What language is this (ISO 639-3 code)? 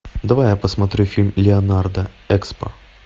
rus